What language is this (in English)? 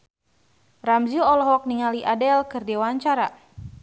Sundanese